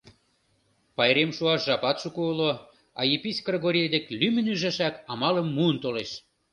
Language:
Mari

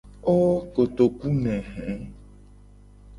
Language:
Gen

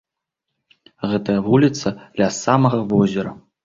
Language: Belarusian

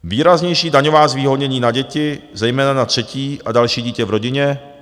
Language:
Czech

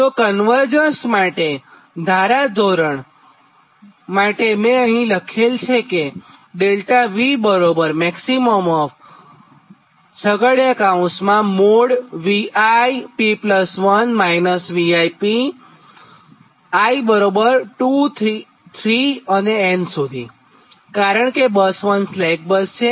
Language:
Gujarati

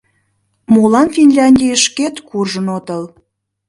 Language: Mari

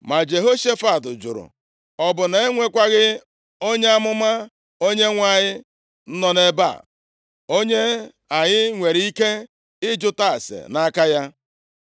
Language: Igbo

